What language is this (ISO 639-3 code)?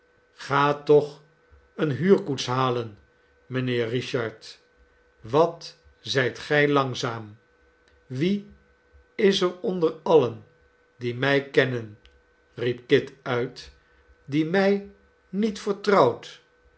nld